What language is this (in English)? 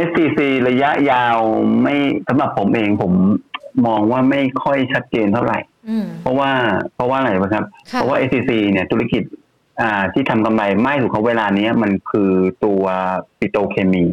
Thai